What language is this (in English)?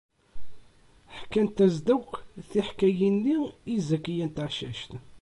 Kabyle